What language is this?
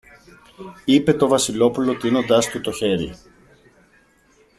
Greek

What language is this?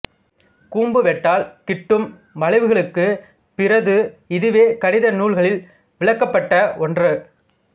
Tamil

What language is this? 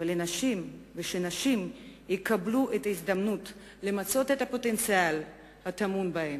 Hebrew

